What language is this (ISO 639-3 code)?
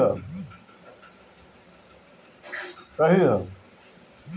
bho